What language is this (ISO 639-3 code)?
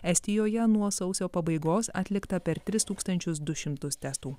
lit